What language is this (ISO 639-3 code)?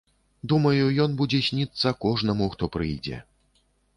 bel